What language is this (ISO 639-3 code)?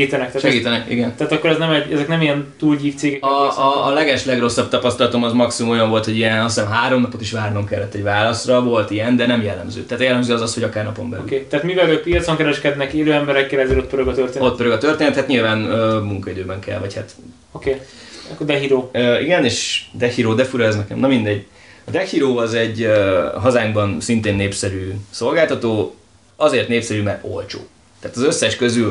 hun